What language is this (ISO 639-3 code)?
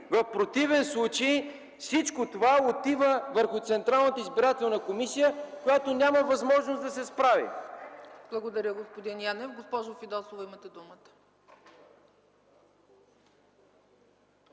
bul